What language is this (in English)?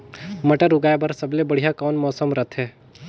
Chhattisgarhi